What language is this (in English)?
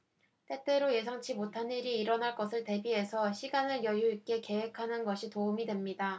Korean